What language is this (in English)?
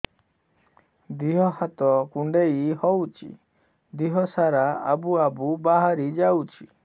Odia